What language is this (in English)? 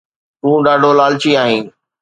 Sindhi